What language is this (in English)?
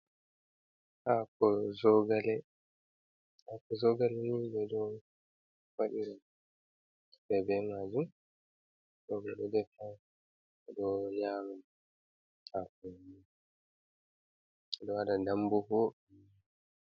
Fula